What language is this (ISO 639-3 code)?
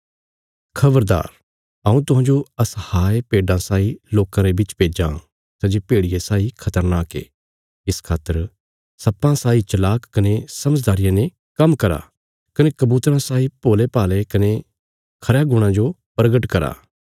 kfs